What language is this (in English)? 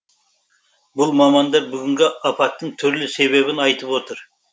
Kazakh